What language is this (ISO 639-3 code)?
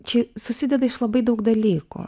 lit